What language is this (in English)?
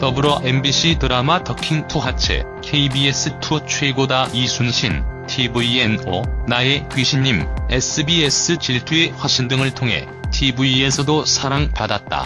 Korean